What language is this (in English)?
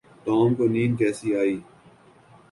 Urdu